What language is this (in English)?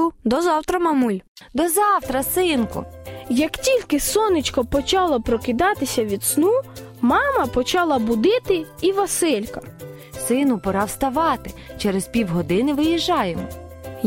Ukrainian